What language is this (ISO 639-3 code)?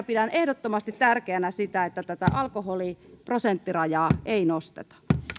fin